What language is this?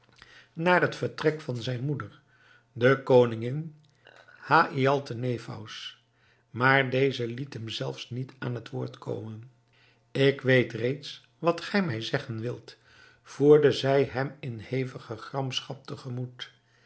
Dutch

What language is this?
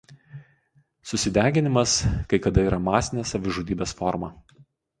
Lithuanian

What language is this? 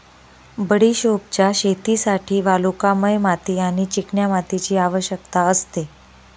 Marathi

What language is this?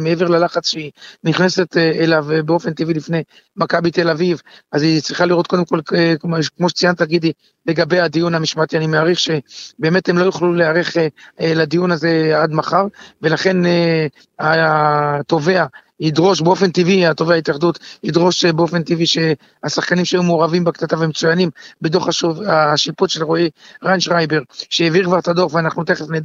Hebrew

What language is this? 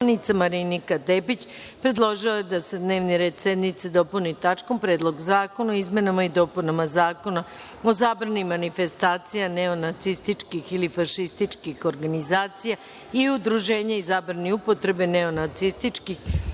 Serbian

